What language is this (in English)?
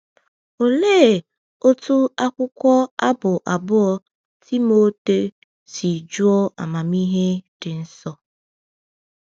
Igbo